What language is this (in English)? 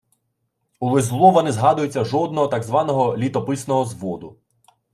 Ukrainian